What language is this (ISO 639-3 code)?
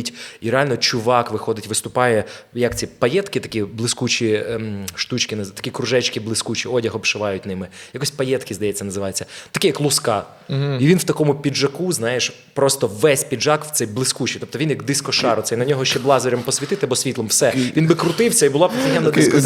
ukr